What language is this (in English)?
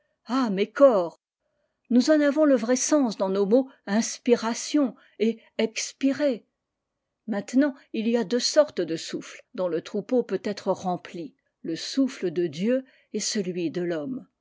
French